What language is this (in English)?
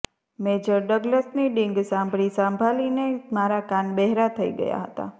Gujarati